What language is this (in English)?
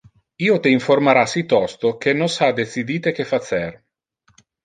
Interlingua